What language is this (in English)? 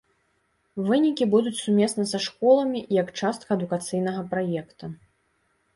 Belarusian